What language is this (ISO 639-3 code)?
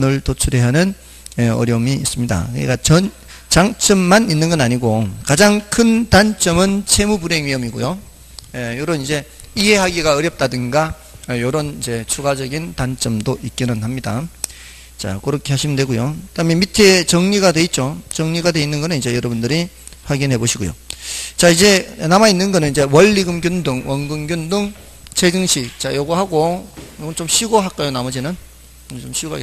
kor